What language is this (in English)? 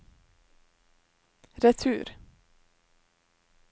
Norwegian